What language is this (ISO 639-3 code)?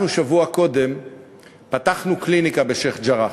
heb